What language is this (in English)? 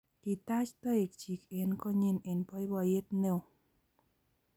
Kalenjin